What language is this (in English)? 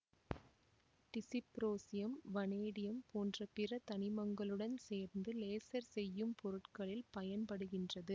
Tamil